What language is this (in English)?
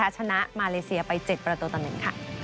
Thai